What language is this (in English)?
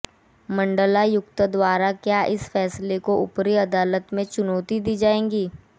Hindi